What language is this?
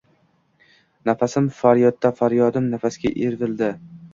Uzbek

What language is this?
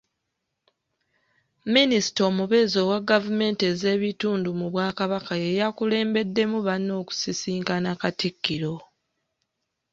Ganda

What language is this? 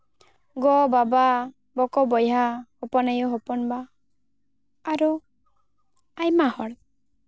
Santali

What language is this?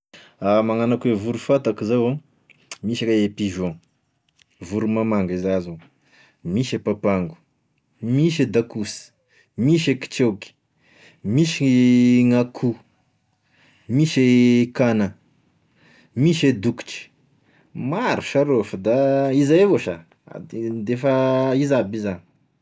Tesaka Malagasy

